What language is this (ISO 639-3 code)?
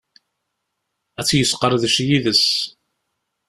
kab